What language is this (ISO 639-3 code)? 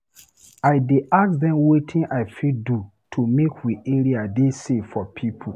pcm